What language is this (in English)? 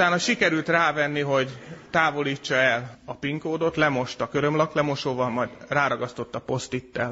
Hungarian